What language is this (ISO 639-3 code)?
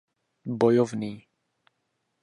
ces